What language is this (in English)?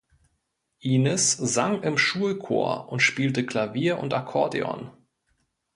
German